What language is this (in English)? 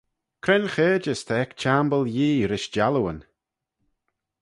Manx